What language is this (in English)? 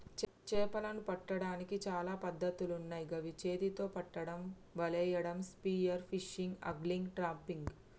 Telugu